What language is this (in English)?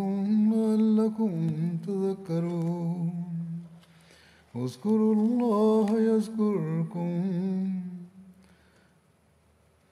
Bulgarian